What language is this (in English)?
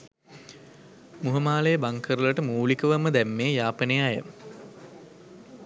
Sinhala